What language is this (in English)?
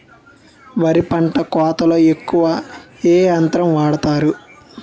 Telugu